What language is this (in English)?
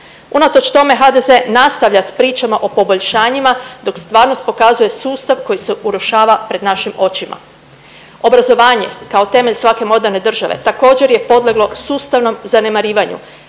Croatian